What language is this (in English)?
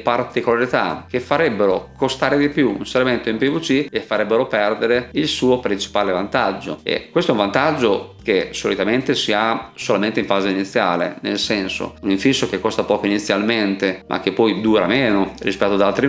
Italian